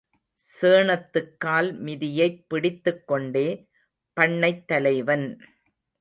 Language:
Tamil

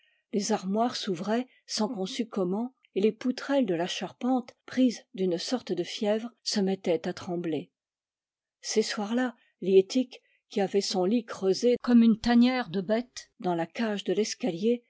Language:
French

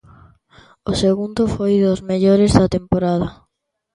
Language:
Galician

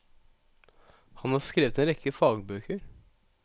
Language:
Norwegian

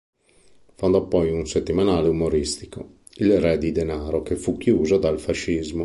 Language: Italian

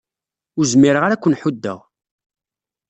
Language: Kabyle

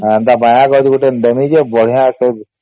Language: Odia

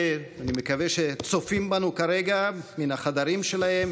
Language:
Hebrew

